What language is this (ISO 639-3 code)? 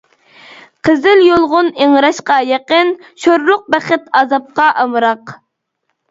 uig